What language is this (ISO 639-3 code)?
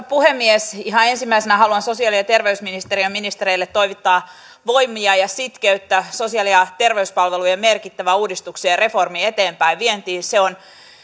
fin